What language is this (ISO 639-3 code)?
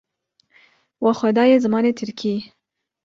kur